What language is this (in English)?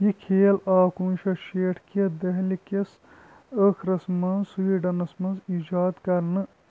Kashmiri